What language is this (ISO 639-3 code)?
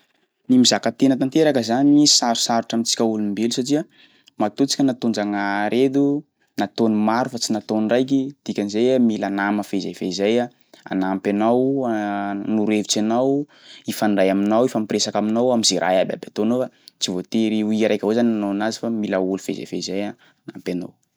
skg